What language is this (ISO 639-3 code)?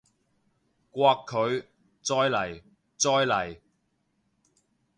yue